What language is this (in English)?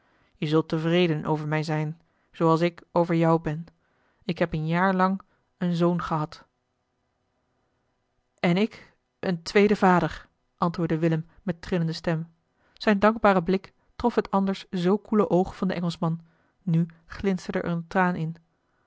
Dutch